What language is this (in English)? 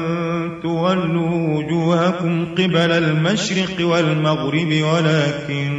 Arabic